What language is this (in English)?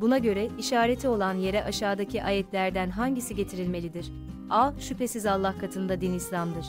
Turkish